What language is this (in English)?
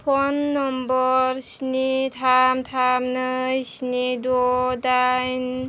Bodo